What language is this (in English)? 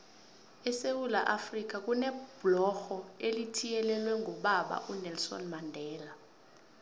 South Ndebele